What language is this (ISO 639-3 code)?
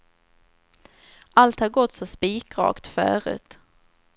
swe